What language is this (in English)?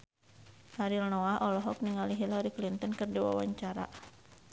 Sundanese